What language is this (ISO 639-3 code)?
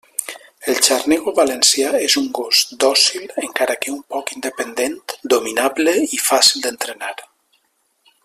cat